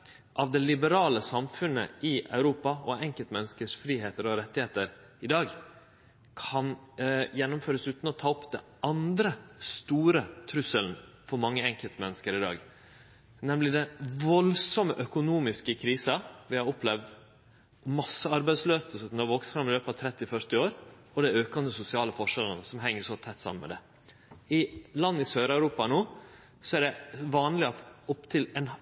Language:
Norwegian Nynorsk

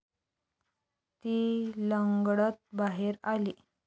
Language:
Marathi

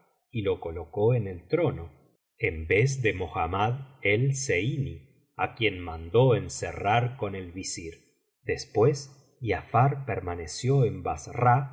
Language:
Spanish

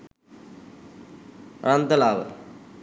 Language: Sinhala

